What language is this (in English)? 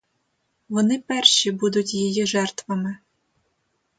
Ukrainian